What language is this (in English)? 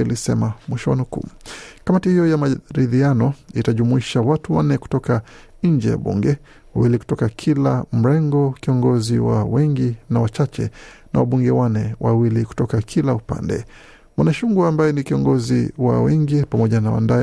Swahili